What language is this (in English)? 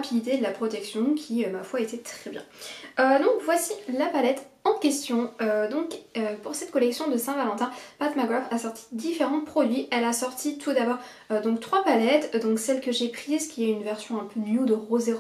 French